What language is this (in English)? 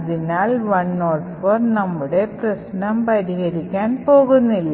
Malayalam